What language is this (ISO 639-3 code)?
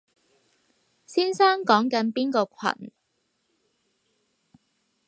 yue